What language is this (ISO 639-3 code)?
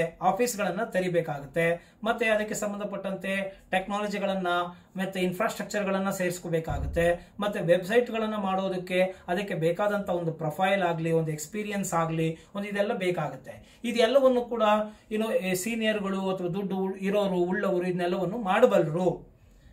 kan